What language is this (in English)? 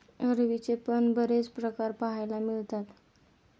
Marathi